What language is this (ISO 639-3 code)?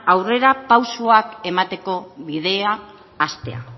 eus